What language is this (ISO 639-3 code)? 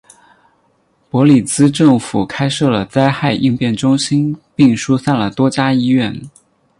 zho